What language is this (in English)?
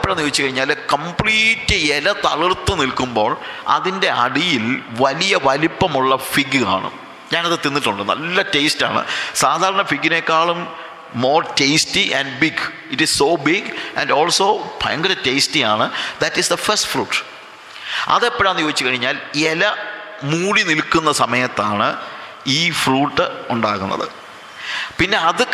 Malayalam